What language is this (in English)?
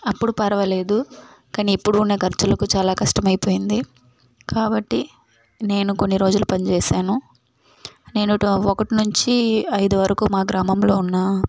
Telugu